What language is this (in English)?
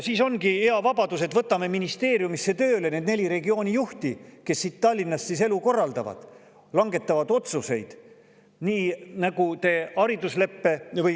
Estonian